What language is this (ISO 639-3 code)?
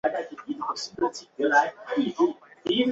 zho